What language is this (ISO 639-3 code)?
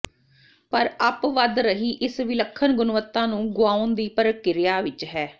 pan